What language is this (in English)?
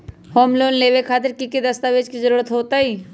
Magahi